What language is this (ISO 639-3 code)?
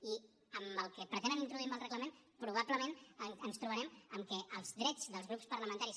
cat